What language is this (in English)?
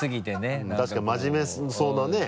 Japanese